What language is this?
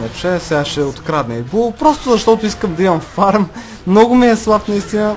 Bulgarian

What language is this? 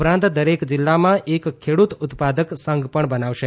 Gujarati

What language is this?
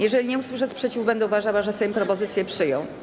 Polish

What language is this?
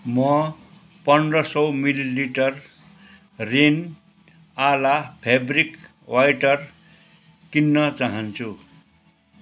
Nepali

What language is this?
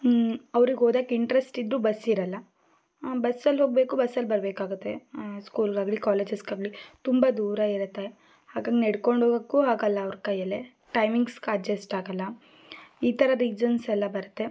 Kannada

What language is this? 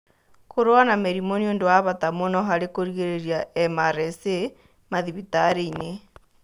Kikuyu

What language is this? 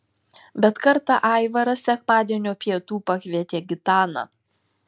Lithuanian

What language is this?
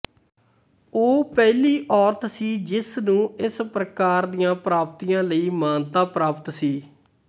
Punjabi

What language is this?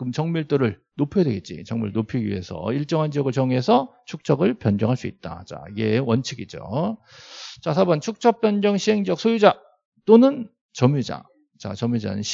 Korean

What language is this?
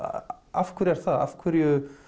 Icelandic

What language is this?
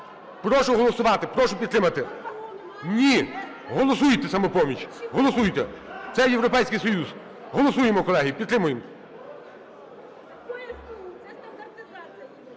Ukrainian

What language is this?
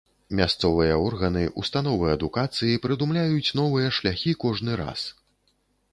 Belarusian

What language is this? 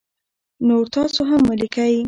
Pashto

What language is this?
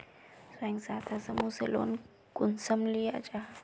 Magahi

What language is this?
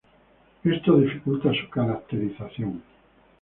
Spanish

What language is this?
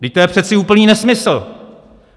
Czech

